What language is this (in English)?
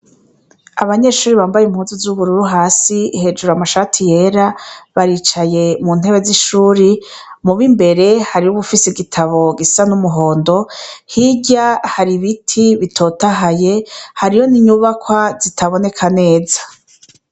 Rundi